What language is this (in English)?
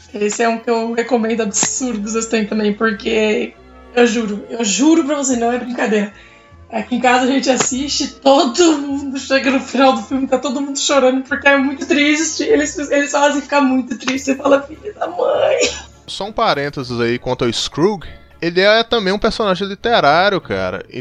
Portuguese